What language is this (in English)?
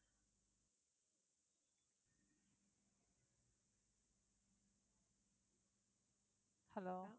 Tamil